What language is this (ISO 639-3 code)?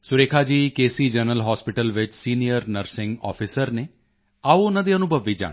pan